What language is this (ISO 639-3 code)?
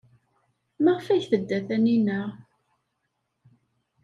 kab